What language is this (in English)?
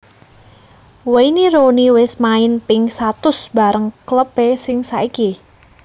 Javanese